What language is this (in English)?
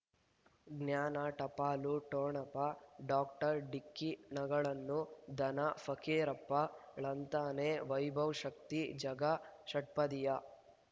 Kannada